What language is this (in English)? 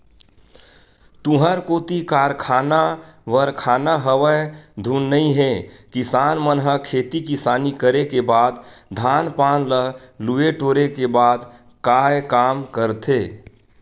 Chhattisgarhi